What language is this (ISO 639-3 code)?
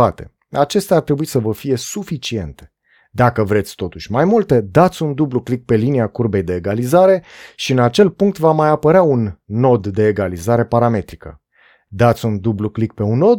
ron